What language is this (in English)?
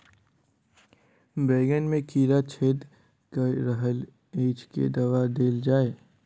Maithili